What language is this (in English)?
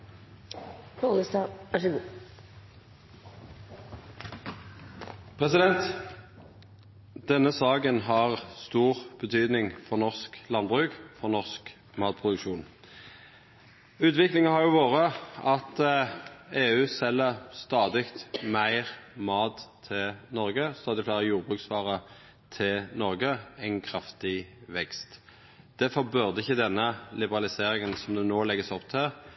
Norwegian